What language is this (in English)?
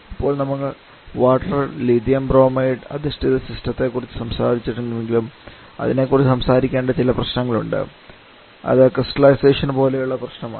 Malayalam